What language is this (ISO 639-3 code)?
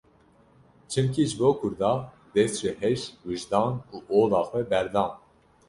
kur